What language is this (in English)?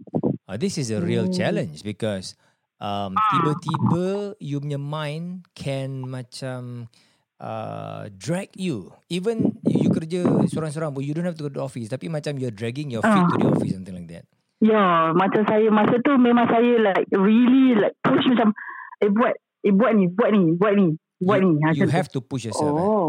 Malay